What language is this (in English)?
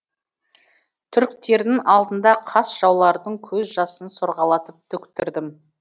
Kazakh